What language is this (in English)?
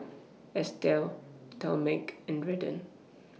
English